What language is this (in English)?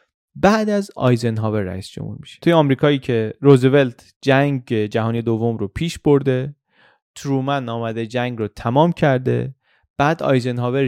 Persian